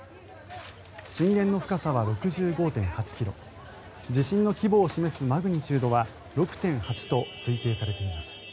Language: Japanese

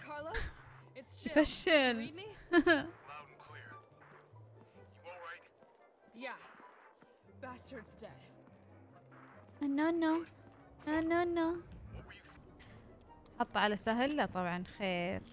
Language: Arabic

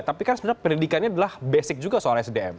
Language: Indonesian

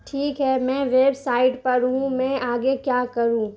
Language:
Urdu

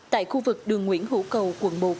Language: Vietnamese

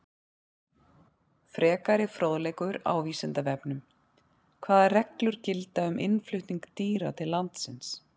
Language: Icelandic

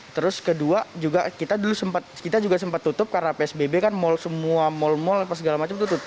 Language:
Indonesian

